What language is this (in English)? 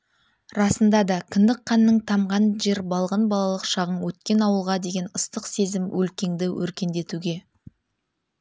Kazakh